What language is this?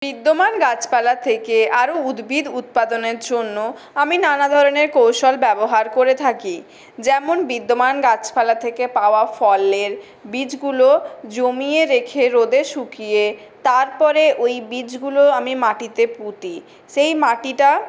Bangla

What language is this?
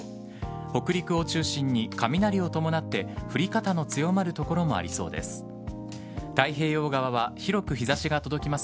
Japanese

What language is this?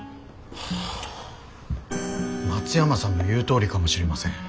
Japanese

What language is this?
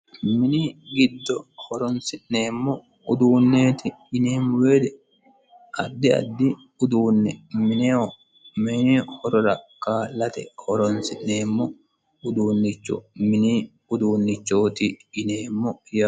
Sidamo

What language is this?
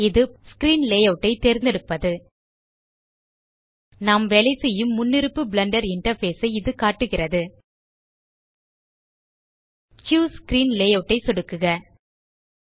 Tamil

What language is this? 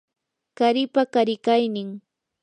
Yanahuanca Pasco Quechua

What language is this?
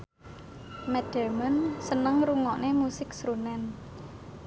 Javanese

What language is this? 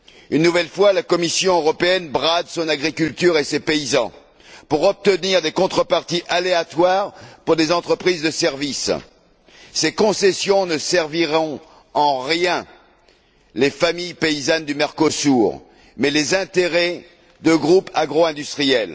French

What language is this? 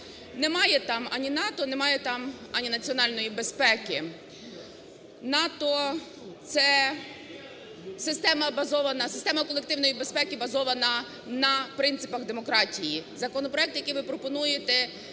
Ukrainian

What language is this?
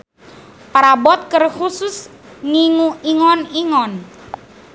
Sundanese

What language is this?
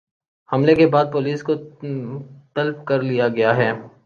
Urdu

